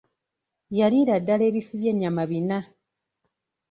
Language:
Ganda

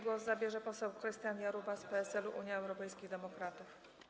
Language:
Polish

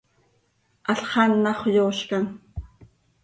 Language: Seri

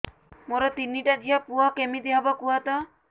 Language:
Odia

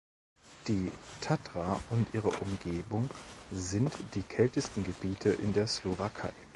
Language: German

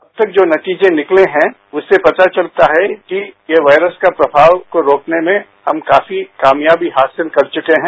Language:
Hindi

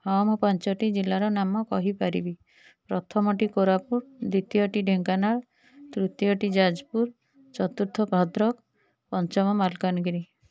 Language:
Odia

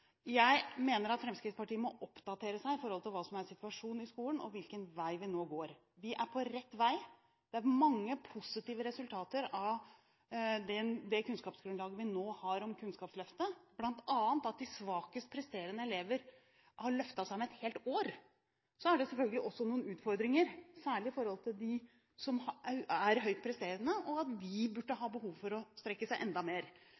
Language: Norwegian Bokmål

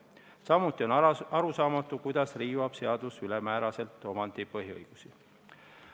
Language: Estonian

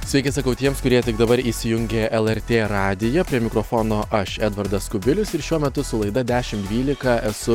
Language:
Lithuanian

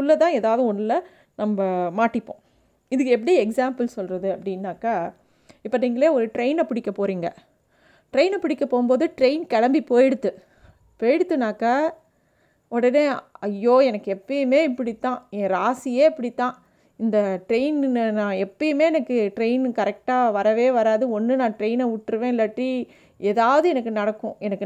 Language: Tamil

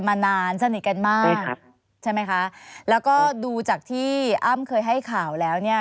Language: Thai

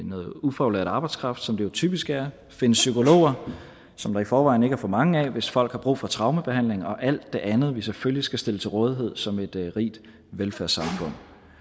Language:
Danish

